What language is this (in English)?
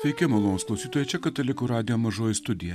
Lithuanian